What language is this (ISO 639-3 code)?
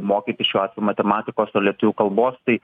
lit